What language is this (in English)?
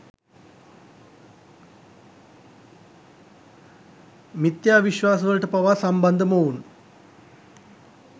Sinhala